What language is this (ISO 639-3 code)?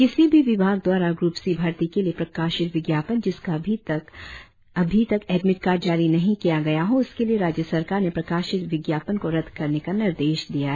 hin